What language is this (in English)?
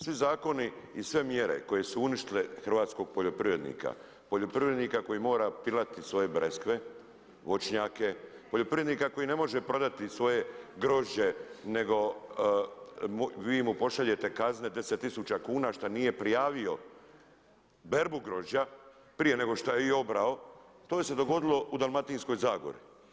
Croatian